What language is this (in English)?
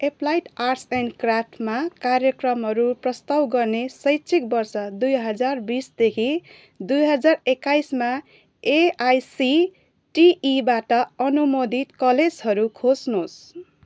Nepali